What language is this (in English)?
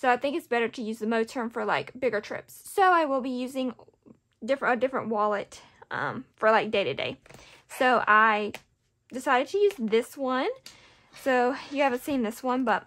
English